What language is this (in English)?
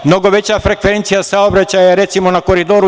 Serbian